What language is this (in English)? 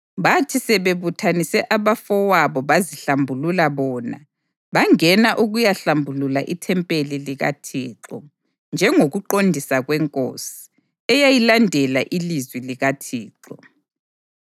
North Ndebele